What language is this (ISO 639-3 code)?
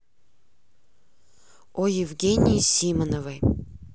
rus